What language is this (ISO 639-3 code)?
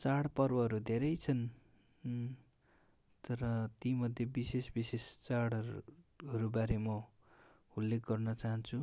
nep